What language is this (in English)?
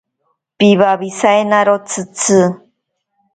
Ashéninka Perené